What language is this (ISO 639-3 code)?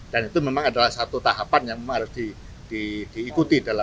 ind